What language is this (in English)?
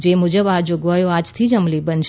Gujarati